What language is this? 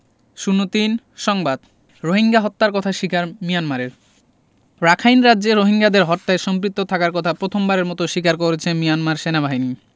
Bangla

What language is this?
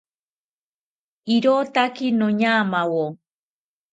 South Ucayali Ashéninka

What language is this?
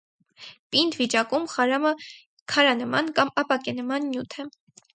Armenian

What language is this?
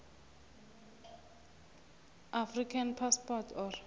South Ndebele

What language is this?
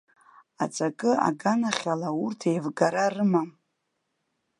Abkhazian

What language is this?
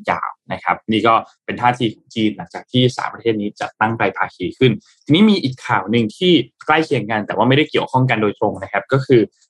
Thai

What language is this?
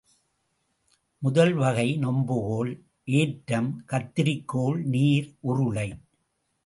Tamil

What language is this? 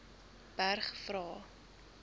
Afrikaans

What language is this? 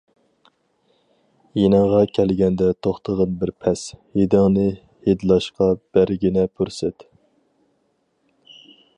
Uyghur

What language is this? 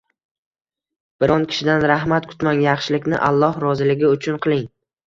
Uzbek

